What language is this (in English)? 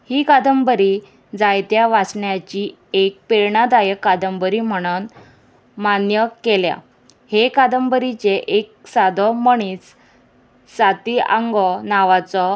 Konkani